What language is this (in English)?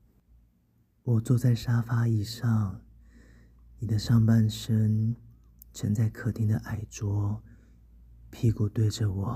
Chinese